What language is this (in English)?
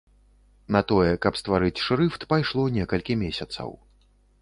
Belarusian